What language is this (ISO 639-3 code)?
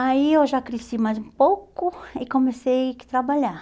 por